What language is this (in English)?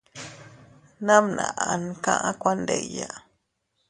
Teutila Cuicatec